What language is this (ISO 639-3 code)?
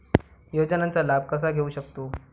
mar